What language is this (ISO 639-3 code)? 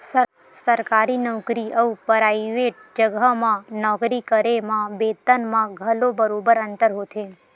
hne